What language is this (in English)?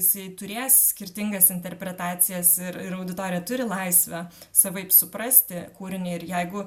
Lithuanian